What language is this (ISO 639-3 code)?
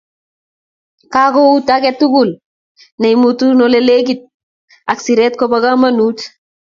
kln